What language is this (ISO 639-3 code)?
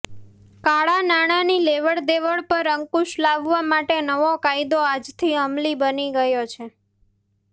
guj